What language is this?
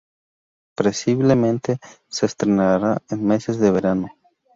Spanish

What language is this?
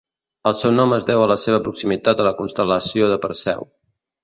Catalan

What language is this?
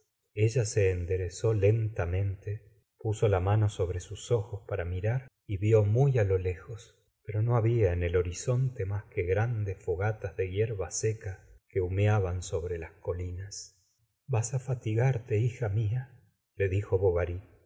Spanish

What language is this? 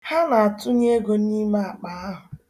Igbo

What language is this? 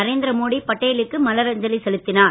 Tamil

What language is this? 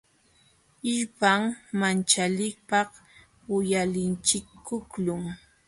Jauja Wanca Quechua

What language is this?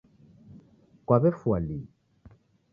Taita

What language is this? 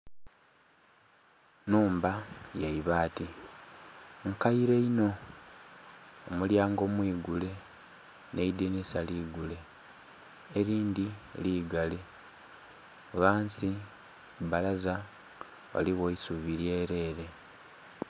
Soga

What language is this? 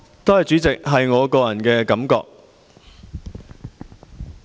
Cantonese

